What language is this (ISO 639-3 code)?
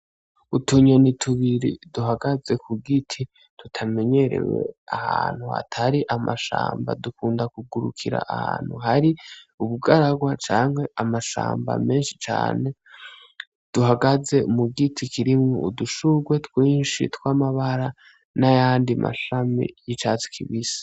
run